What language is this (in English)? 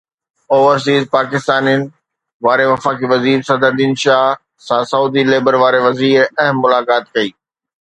Sindhi